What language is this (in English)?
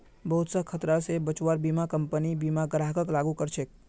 Magahi